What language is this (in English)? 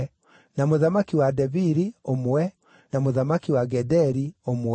Kikuyu